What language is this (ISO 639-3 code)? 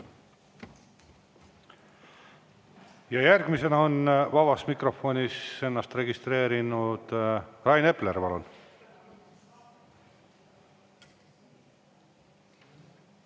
est